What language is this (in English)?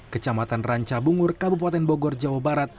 Indonesian